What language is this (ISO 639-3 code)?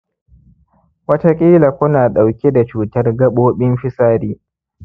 hau